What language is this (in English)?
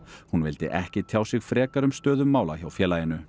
Icelandic